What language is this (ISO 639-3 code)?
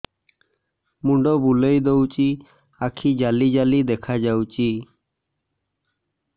ori